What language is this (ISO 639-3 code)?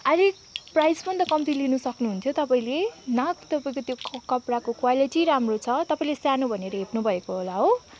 nep